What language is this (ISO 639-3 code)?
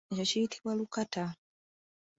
lug